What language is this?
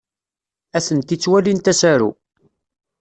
Kabyle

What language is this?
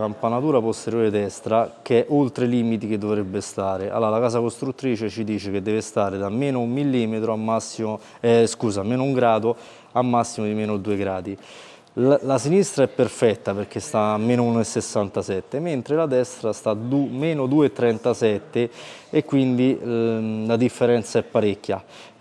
Italian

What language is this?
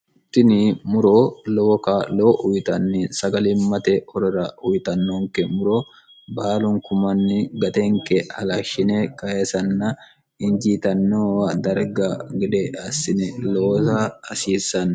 Sidamo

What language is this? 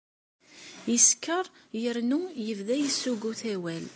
Kabyle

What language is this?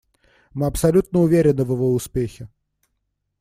Russian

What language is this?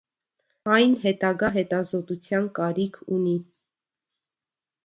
Armenian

